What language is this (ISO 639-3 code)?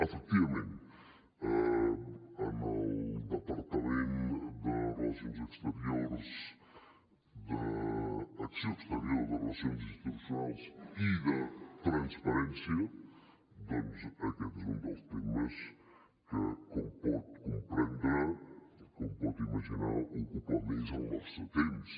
cat